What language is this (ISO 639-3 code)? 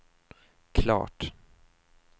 swe